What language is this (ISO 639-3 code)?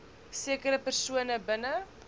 afr